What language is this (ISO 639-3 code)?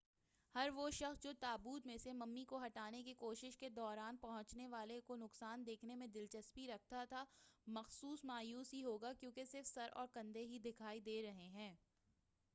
urd